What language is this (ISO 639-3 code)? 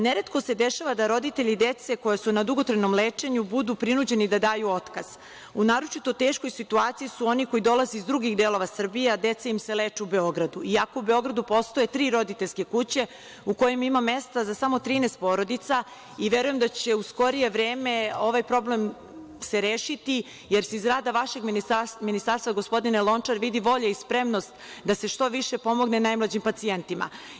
srp